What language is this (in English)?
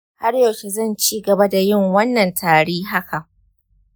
Hausa